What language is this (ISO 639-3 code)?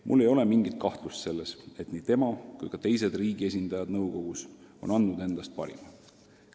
est